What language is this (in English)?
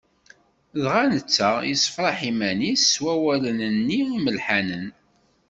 Kabyle